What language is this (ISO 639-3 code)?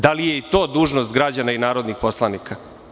srp